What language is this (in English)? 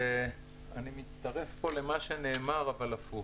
Hebrew